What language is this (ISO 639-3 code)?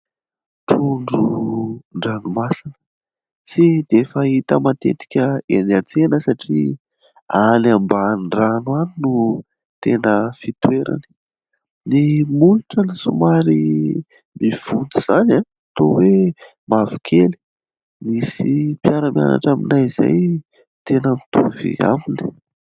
mlg